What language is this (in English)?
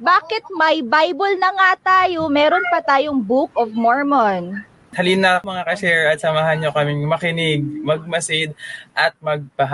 Filipino